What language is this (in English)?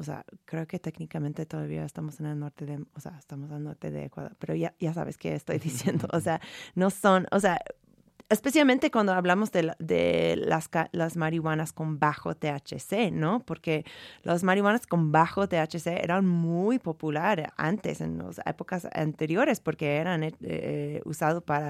Spanish